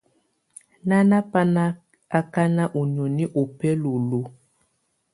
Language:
Tunen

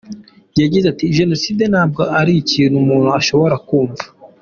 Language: Kinyarwanda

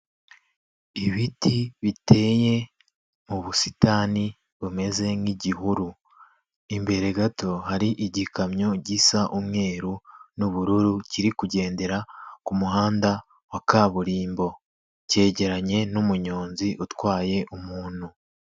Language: Kinyarwanda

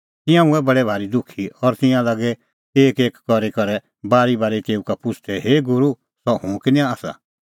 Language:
Kullu Pahari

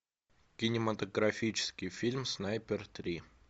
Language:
Russian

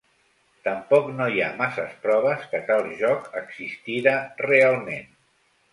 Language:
Catalan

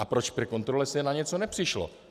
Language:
Czech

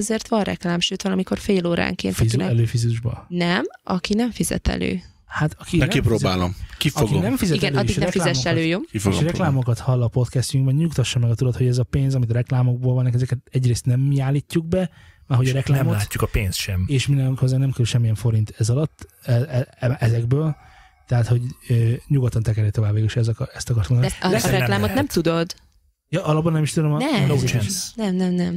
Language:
Hungarian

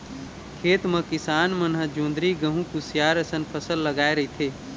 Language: Chhattisgarhi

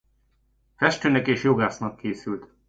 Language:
Hungarian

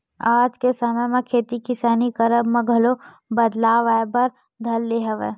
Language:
Chhattisgarhi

